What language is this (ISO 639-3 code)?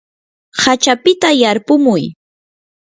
qur